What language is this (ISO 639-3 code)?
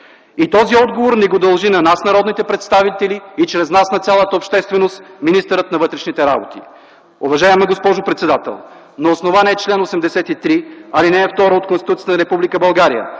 bul